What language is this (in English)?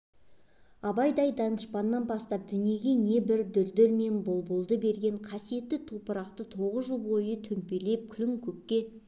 Kazakh